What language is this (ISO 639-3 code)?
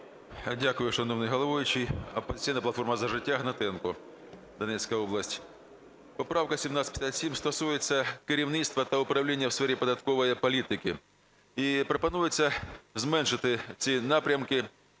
ukr